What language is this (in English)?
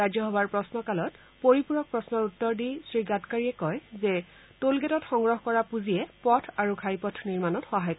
Assamese